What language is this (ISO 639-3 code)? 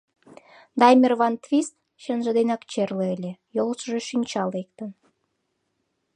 chm